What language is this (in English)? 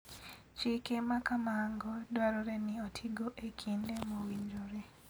Luo (Kenya and Tanzania)